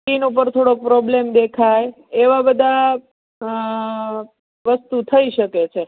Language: Gujarati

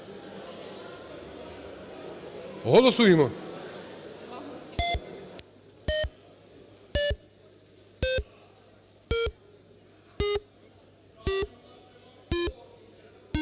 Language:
Ukrainian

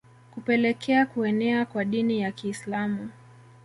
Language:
Swahili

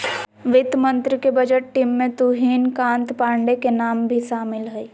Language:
Magahi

